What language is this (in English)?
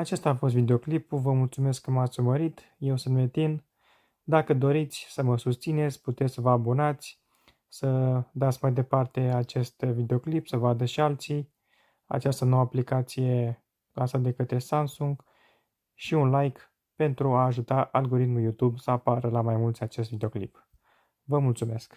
Romanian